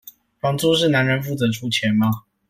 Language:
Chinese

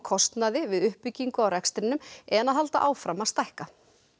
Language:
Icelandic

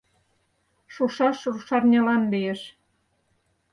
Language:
Mari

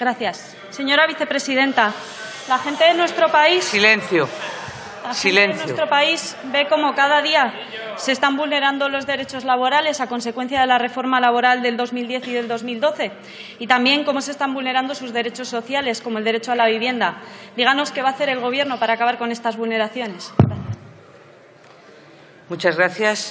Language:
Spanish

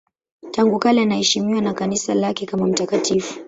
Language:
Swahili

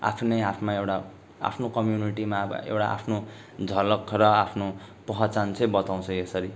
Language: Nepali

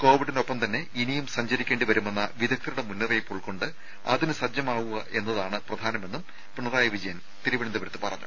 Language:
Malayalam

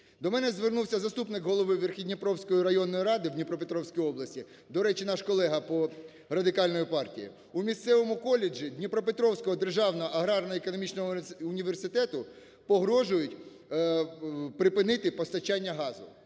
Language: Ukrainian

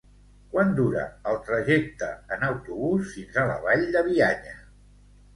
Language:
Catalan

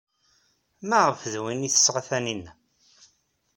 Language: Kabyle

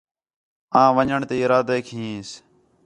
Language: Khetrani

